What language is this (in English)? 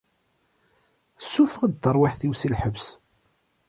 Kabyle